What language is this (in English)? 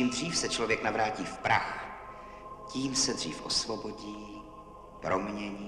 Czech